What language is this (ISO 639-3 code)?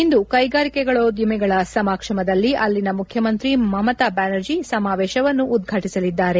kan